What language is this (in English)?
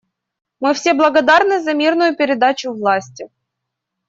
Russian